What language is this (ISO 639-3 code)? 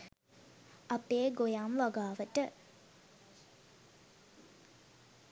sin